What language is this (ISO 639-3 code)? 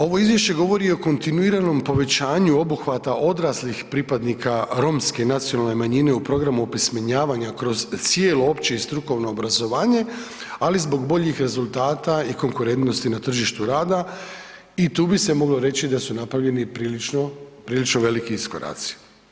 hrv